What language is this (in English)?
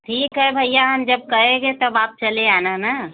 Hindi